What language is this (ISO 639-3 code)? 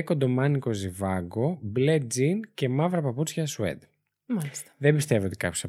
ell